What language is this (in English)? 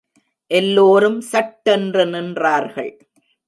Tamil